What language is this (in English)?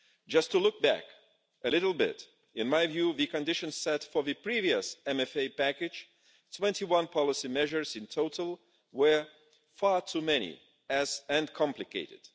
English